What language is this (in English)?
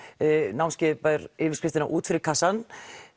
Icelandic